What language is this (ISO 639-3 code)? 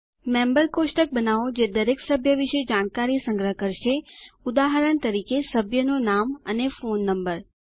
guj